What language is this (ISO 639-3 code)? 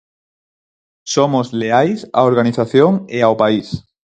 glg